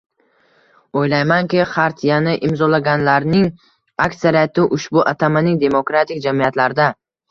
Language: Uzbek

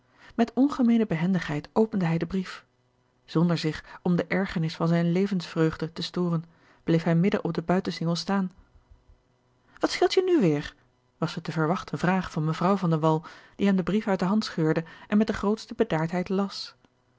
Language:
Dutch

